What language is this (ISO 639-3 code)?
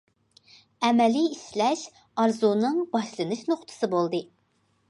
uig